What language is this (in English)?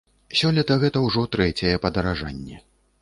Belarusian